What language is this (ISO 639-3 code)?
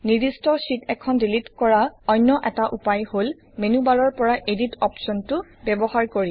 asm